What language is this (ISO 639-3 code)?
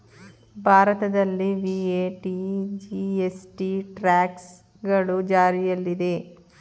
kan